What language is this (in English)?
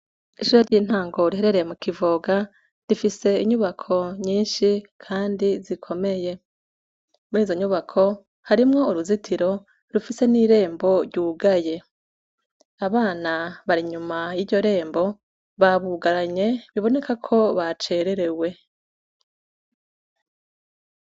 Rundi